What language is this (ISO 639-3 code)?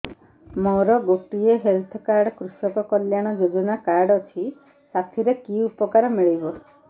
ori